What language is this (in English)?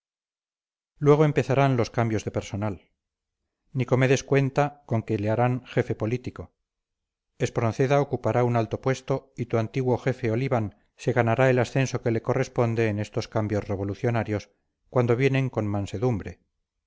Spanish